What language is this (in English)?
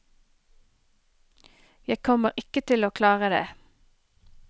Norwegian